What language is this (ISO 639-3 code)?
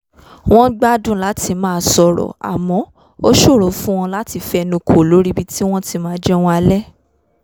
yor